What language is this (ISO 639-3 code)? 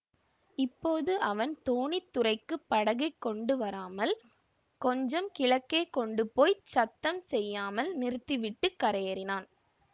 tam